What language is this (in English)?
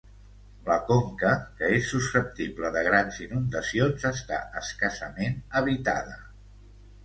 Catalan